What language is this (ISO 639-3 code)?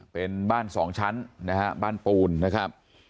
tha